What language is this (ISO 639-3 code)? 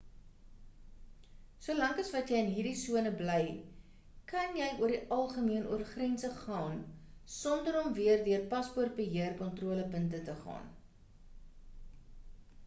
afr